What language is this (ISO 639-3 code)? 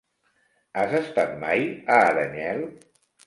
cat